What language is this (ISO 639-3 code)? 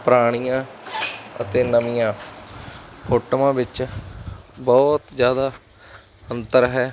pan